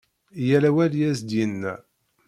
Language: Kabyle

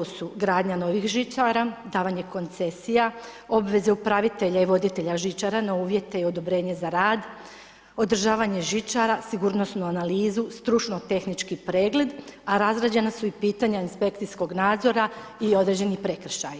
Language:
Croatian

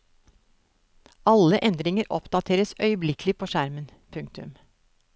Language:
Norwegian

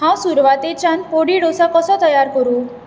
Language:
Konkani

